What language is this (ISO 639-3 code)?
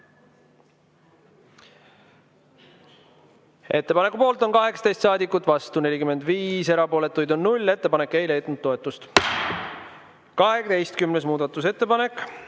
est